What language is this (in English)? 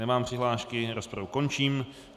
Czech